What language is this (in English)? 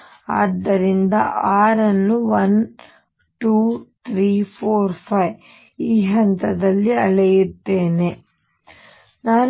Kannada